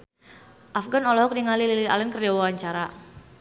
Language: Sundanese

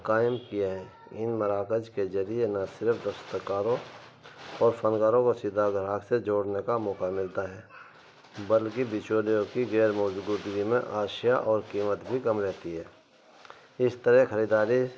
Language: Urdu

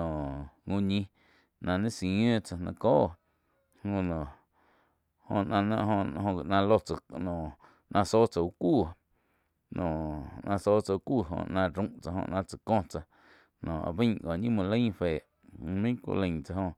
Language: Quiotepec Chinantec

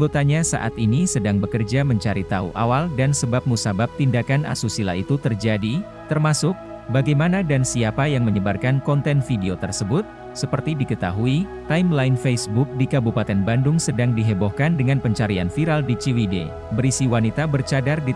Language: Indonesian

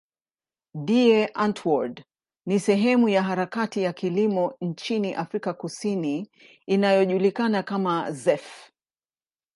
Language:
Swahili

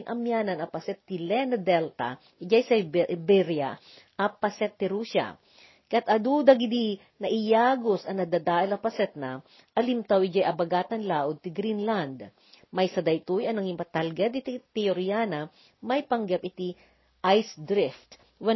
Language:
Filipino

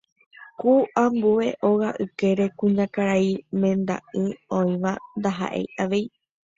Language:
Guarani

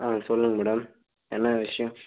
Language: Tamil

